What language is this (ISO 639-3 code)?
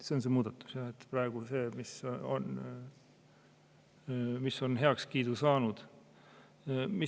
est